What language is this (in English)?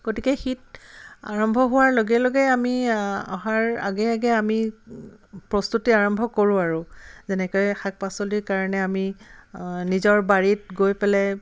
Assamese